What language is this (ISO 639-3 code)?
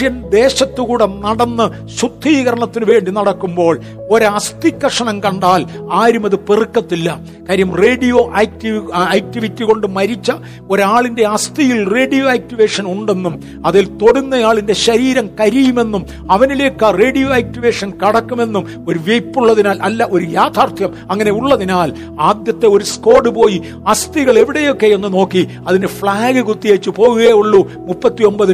mal